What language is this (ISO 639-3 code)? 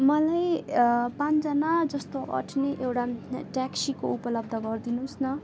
nep